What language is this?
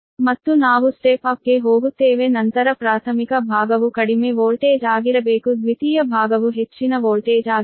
Kannada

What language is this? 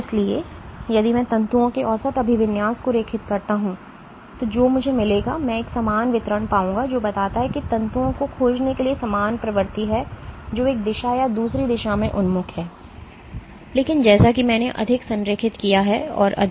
Hindi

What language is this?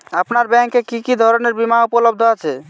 Bangla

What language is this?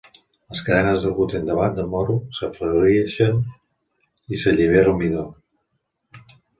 Catalan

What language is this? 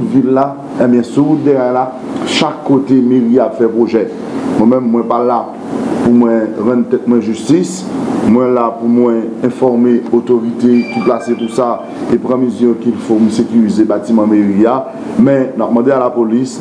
French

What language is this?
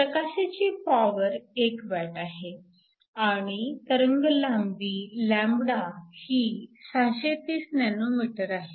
Marathi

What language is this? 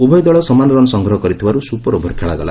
Odia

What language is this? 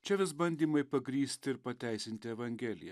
Lithuanian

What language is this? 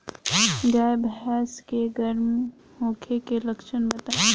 Bhojpuri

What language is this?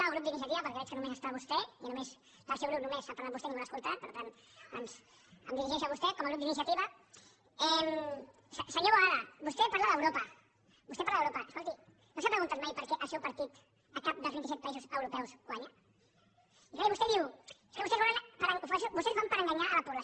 Catalan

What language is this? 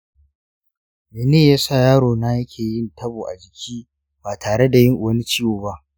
Hausa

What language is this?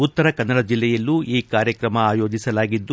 Kannada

